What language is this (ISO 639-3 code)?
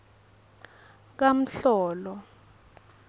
ssw